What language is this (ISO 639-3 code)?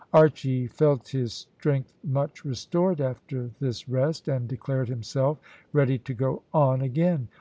eng